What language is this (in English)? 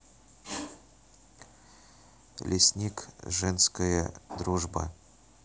Russian